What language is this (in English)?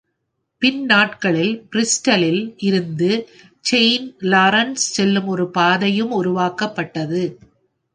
Tamil